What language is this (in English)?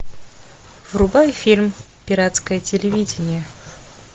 Russian